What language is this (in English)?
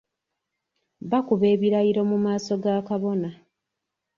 Ganda